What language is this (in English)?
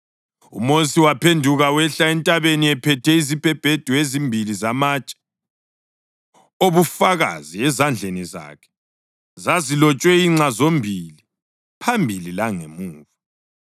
North Ndebele